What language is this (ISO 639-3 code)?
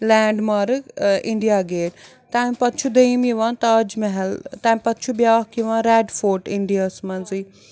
kas